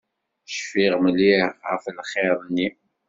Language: Kabyle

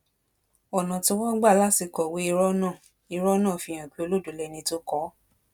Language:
Yoruba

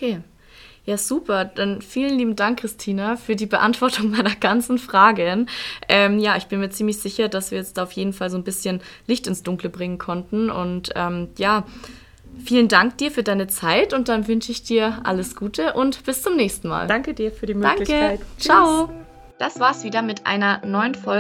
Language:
German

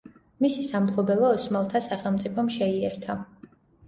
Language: Georgian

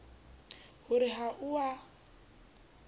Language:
Southern Sotho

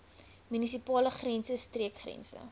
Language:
Afrikaans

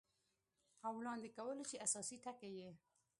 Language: Pashto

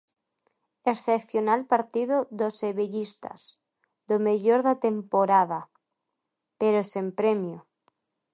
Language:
Galician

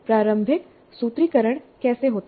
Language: Hindi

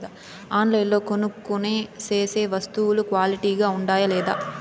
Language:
Telugu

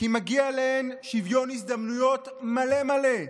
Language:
Hebrew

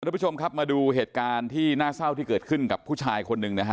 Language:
Thai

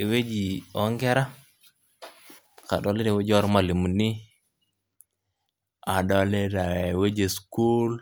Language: Masai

